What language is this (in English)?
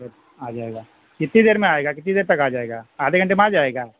Urdu